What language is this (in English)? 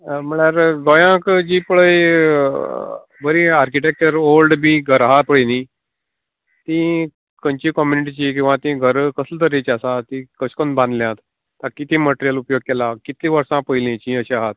Konkani